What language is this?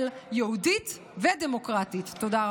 Hebrew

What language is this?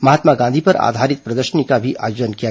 Hindi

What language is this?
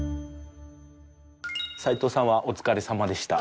Japanese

